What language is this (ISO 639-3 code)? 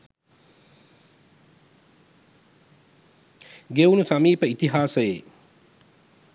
sin